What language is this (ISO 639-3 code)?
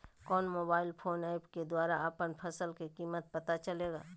mag